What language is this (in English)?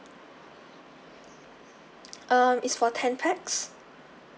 English